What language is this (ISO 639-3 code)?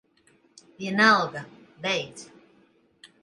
lav